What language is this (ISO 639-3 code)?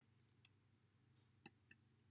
cym